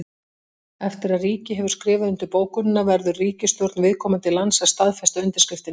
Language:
Icelandic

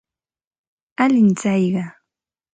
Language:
Santa Ana de Tusi Pasco Quechua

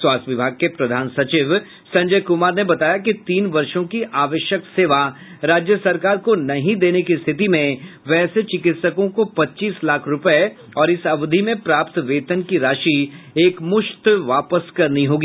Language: Hindi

